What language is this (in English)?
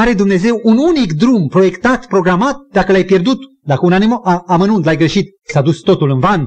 Romanian